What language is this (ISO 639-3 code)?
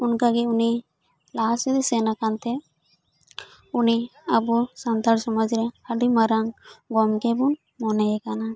sat